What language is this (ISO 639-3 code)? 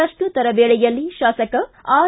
kan